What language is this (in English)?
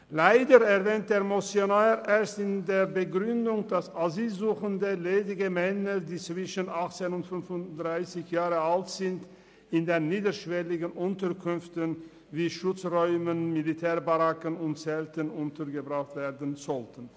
Swiss German